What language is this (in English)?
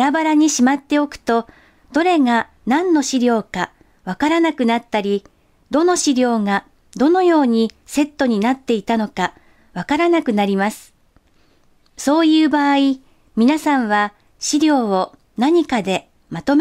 Japanese